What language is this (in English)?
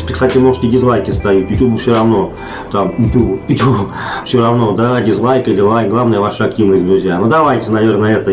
Russian